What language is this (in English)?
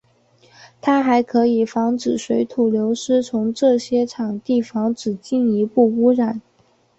Chinese